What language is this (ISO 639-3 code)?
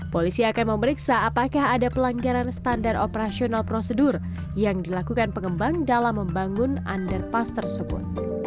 ind